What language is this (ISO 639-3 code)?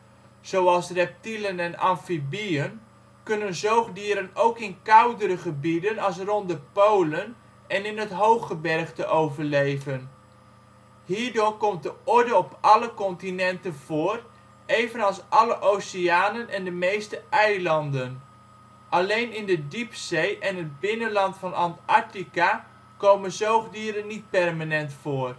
nld